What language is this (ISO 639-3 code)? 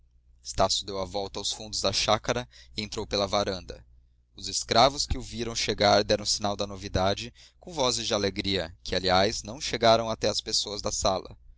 por